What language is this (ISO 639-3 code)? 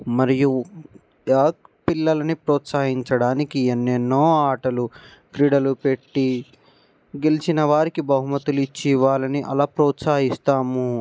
tel